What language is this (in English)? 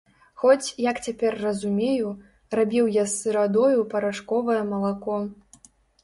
Belarusian